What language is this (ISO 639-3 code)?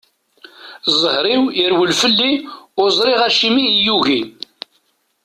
kab